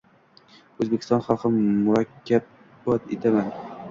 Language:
Uzbek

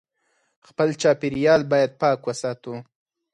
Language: Pashto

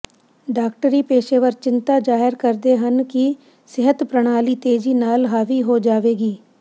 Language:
Punjabi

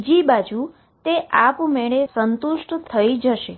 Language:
Gujarati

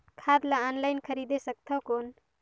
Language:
Chhattisgarhi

